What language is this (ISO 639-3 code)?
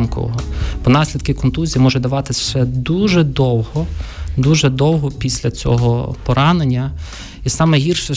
ukr